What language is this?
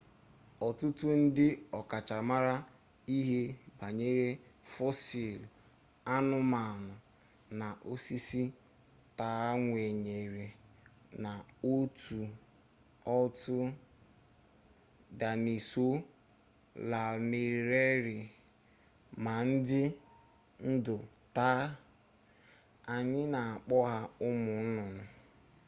Igbo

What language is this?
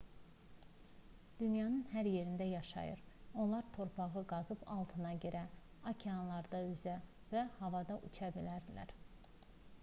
Azerbaijani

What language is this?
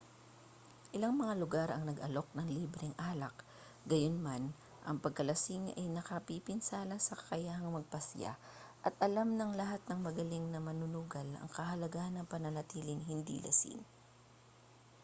Filipino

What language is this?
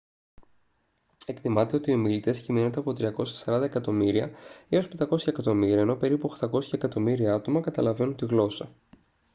Greek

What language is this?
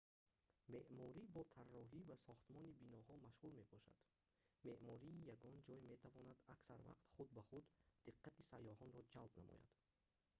Tajik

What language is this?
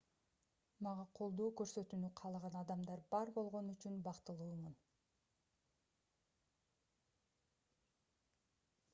Kyrgyz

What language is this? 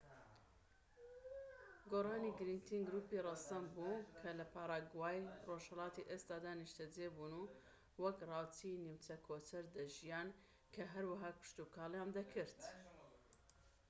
Central Kurdish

